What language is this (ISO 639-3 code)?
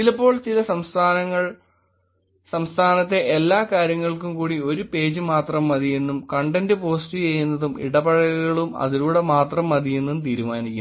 mal